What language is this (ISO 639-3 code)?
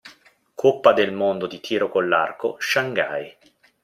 ita